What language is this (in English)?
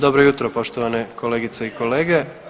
Croatian